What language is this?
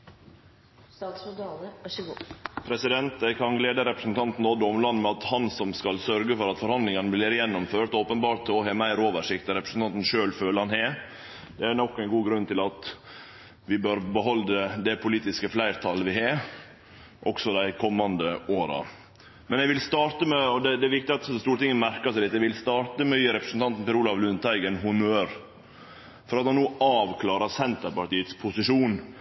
Norwegian Nynorsk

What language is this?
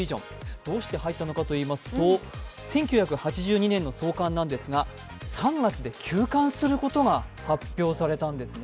Japanese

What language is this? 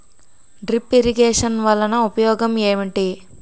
Telugu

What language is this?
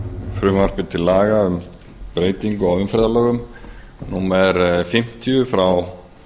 Icelandic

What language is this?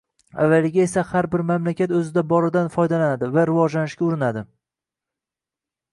Uzbek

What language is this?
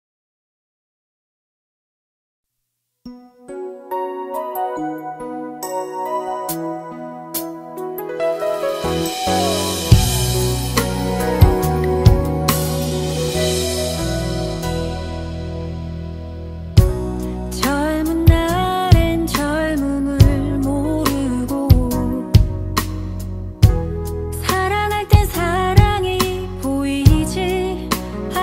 Korean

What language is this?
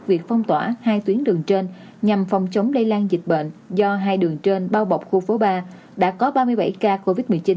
Vietnamese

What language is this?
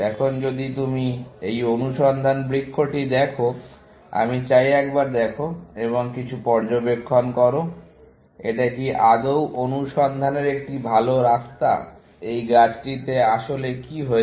Bangla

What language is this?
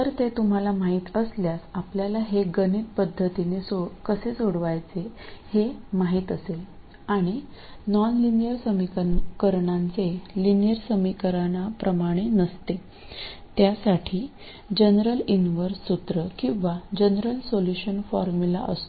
Marathi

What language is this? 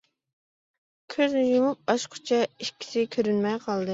Uyghur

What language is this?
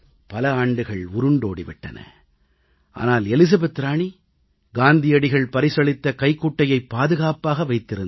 Tamil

